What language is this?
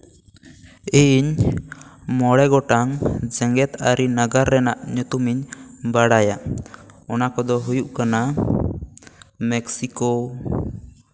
Santali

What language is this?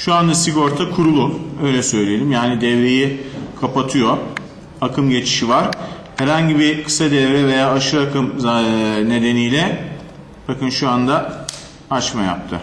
Turkish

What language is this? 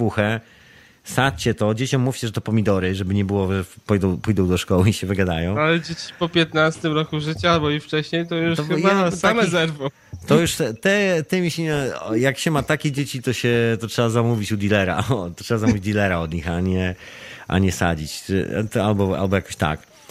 Polish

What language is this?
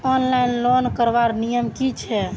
Magahi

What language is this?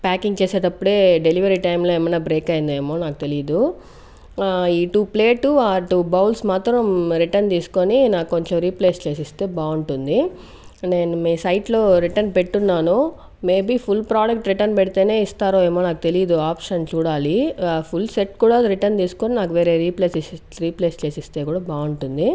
Telugu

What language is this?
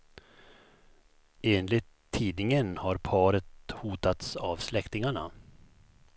Swedish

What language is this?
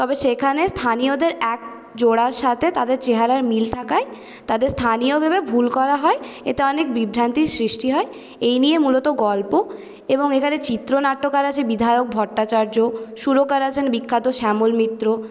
Bangla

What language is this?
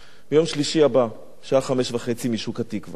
Hebrew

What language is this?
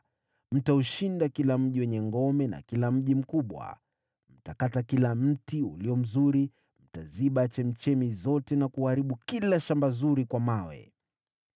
Swahili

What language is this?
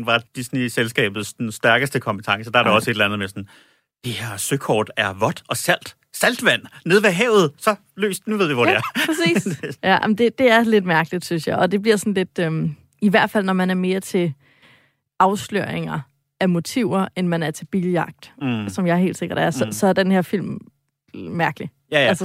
Danish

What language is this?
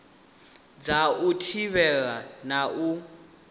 Venda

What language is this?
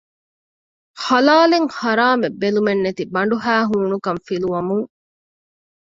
Divehi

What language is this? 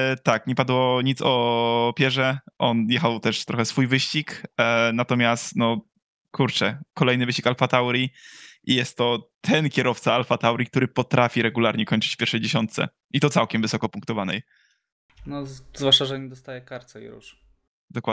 Polish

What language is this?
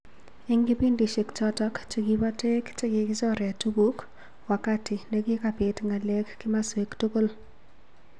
Kalenjin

